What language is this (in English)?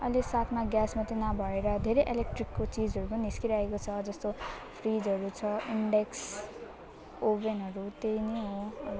Nepali